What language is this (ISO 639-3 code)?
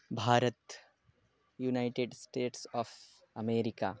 san